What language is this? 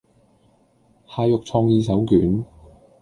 Cantonese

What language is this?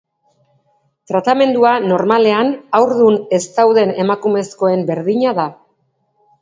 Basque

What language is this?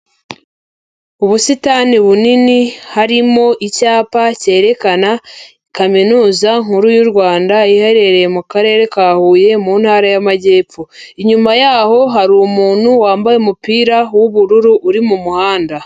Kinyarwanda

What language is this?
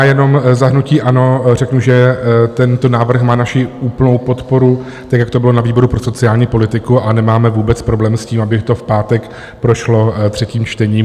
Czech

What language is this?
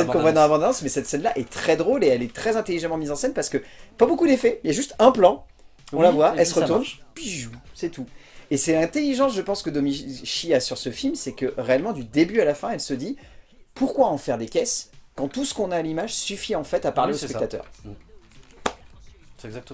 French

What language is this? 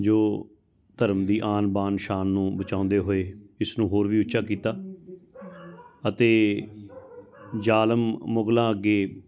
Punjabi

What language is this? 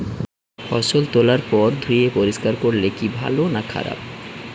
Bangla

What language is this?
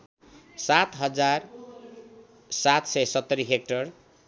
Nepali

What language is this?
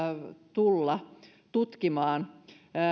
Finnish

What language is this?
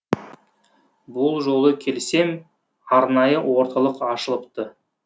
Kazakh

